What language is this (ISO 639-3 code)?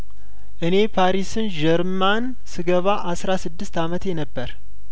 amh